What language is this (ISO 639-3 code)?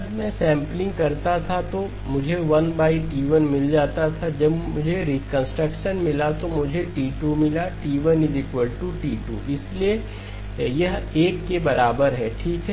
hin